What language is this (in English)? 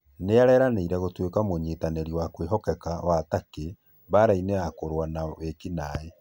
Kikuyu